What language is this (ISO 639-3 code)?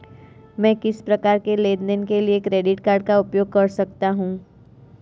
hin